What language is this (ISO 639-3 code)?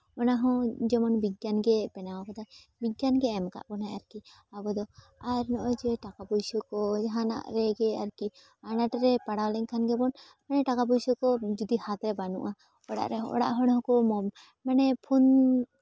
sat